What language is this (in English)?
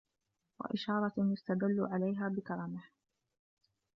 Arabic